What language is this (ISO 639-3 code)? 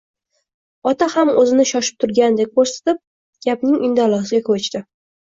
uzb